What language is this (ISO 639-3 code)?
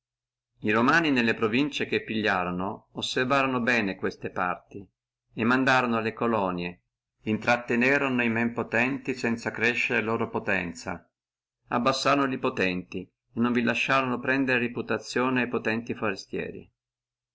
ita